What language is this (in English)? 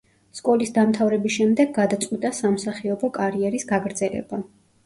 Georgian